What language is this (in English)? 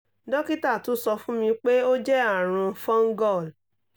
Yoruba